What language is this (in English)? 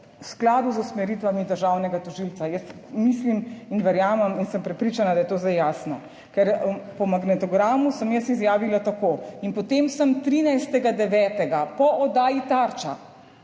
Slovenian